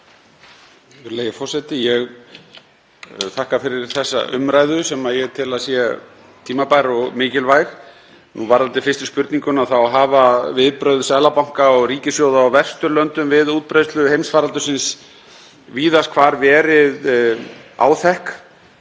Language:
Icelandic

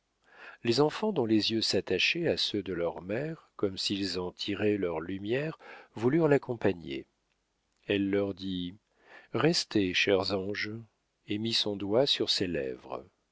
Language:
French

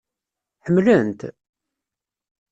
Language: Kabyle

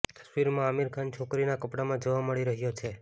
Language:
Gujarati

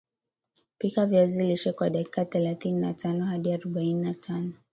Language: Swahili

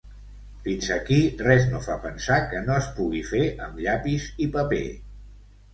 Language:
Catalan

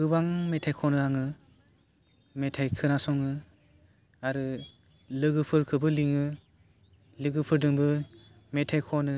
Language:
Bodo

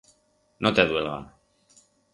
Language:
Aragonese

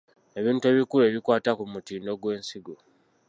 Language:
Ganda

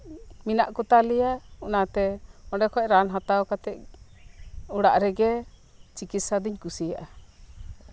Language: Santali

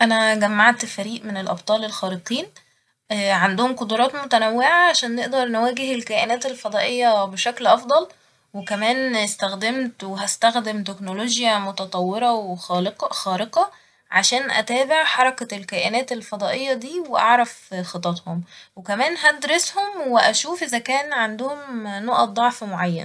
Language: Egyptian Arabic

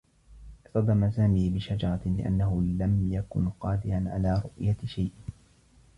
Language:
Arabic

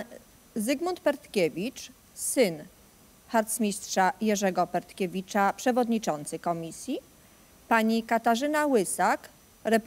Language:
Polish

